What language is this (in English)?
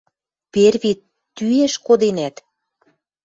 Western Mari